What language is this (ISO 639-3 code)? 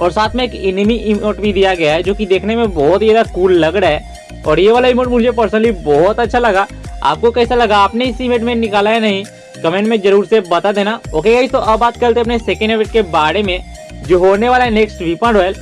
hin